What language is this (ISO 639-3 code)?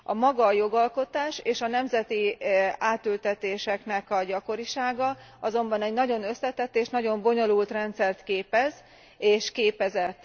hun